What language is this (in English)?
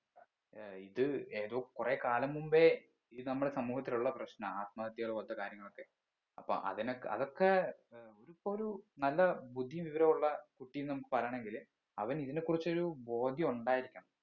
Malayalam